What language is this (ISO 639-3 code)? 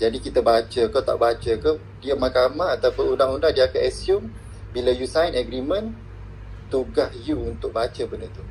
msa